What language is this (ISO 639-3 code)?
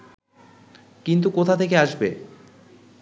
ben